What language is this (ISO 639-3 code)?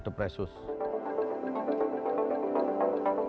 ind